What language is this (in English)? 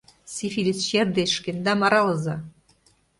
Mari